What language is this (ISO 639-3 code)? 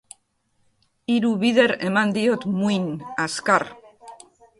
eus